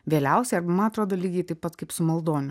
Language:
Lithuanian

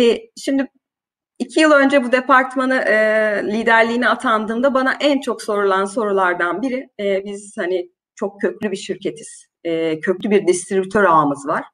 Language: Turkish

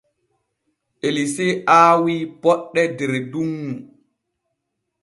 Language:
Borgu Fulfulde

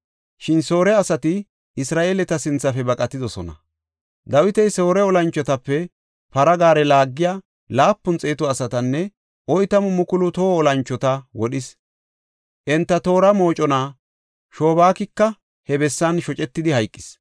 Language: Gofa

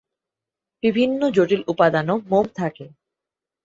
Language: Bangla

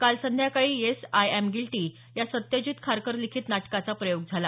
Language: Marathi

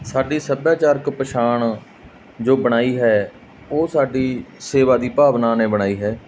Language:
Punjabi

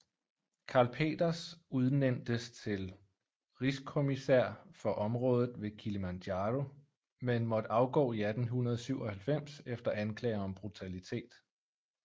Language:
Danish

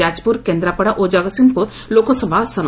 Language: Odia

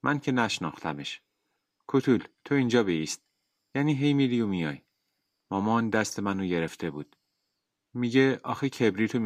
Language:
Persian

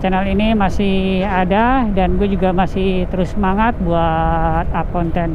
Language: Indonesian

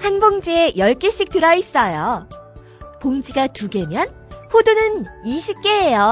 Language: Korean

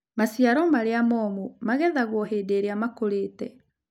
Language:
Kikuyu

